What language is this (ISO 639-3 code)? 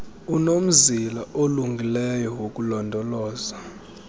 xho